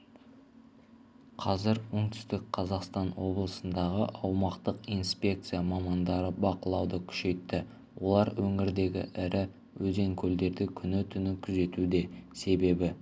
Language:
Kazakh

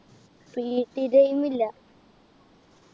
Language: Malayalam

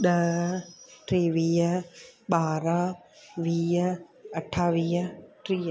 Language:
Sindhi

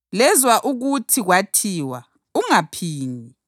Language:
North Ndebele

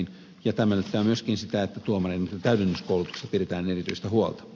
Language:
Finnish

